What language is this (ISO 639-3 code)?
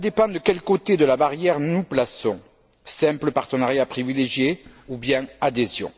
fra